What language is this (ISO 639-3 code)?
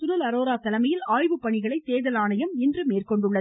tam